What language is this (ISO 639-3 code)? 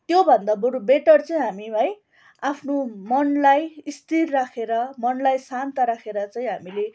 nep